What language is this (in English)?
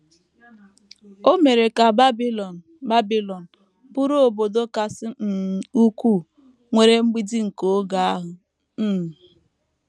Igbo